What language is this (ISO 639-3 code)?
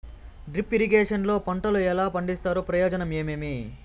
tel